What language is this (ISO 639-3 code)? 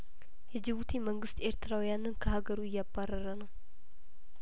amh